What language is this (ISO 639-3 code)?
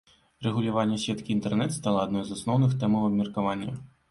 bel